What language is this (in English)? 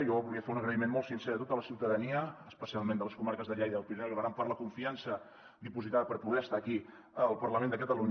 Catalan